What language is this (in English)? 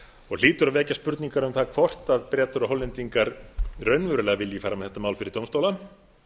Icelandic